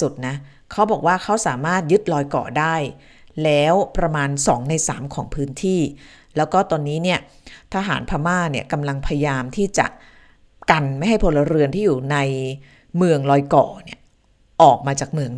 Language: Thai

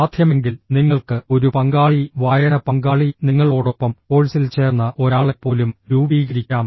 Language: Malayalam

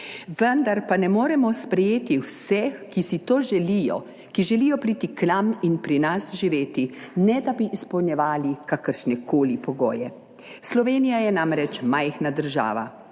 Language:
Slovenian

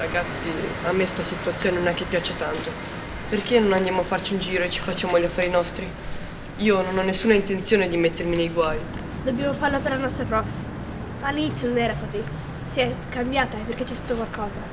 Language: Italian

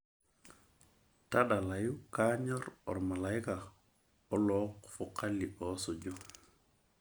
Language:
Masai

